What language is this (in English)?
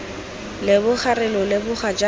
Tswana